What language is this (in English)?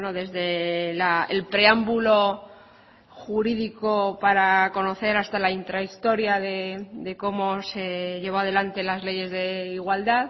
Spanish